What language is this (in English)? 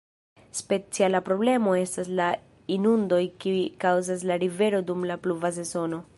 Esperanto